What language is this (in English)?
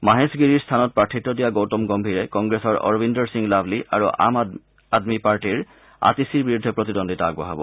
Assamese